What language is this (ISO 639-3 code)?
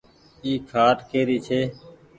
gig